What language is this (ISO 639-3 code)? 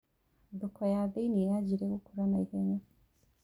kik